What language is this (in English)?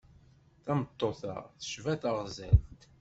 Kabyle